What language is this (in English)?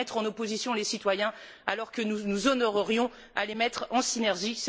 French